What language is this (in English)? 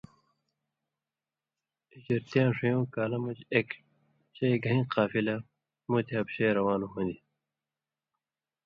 Indus Kohistani